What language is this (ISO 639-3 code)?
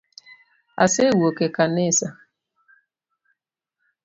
luo